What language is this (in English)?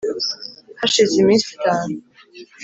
Kinyarwanda